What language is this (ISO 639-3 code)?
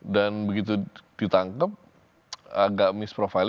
ind